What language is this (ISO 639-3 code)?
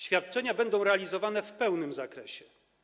pol